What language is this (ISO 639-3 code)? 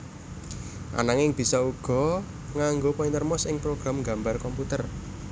jav